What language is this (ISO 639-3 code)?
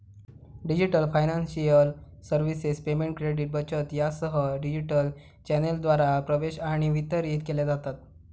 mar